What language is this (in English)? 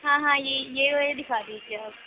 Urdu